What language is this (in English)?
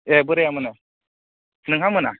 Bodo